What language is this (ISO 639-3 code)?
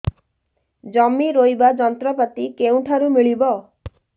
ori